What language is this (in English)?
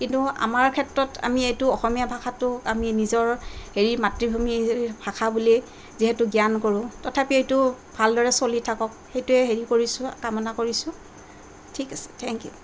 Assamese